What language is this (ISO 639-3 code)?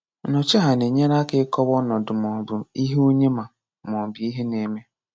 ibo